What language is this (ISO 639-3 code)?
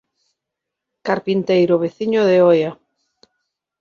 glg